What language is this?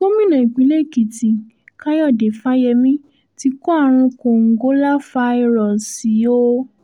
Yoruba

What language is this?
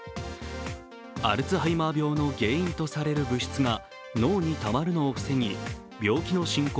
Japanese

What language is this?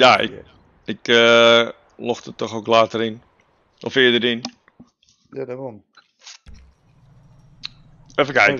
Dutch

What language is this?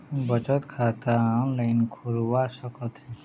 Chhattisgarhi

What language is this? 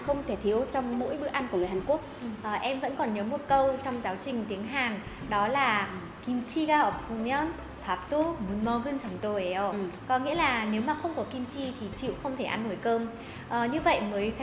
Vietnamese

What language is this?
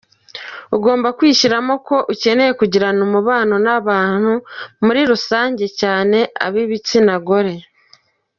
Kinyarwanda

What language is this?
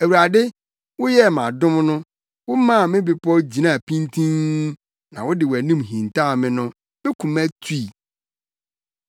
Akan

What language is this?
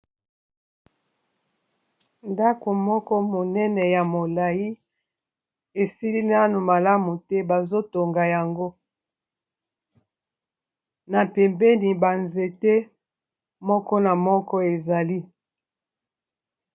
Lingala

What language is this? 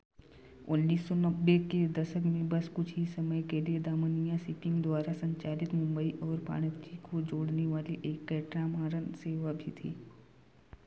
Hindi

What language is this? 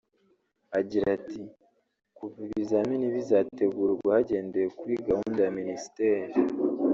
Kinyarwanda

